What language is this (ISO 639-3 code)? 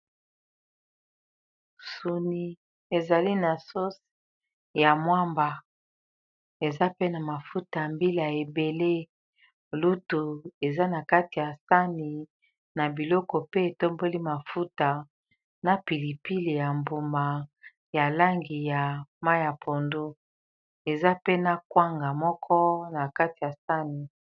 lin